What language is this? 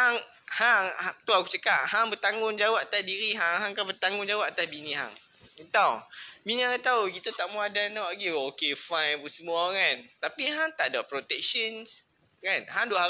Malay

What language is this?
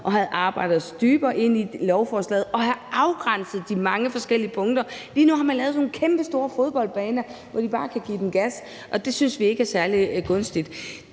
Danish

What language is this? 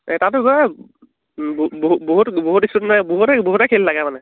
Assamese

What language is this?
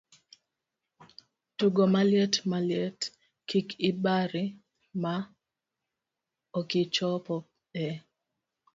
Luo (Kenya and Tanzania)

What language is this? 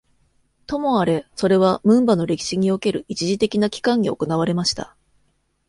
Japanese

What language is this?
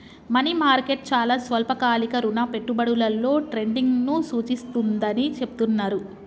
Telugu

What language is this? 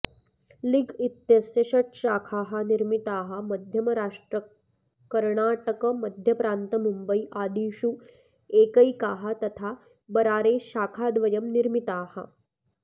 Sanskrit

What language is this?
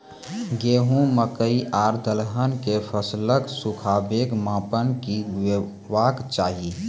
Maithili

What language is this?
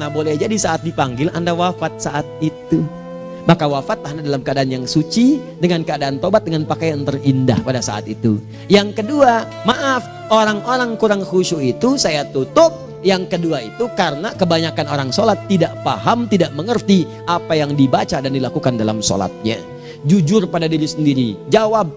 Indonesian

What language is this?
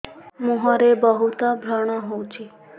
Odia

